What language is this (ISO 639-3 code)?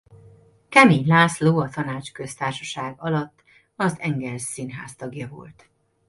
hun